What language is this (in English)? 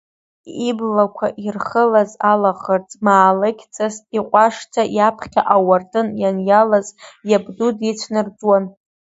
Abkhazian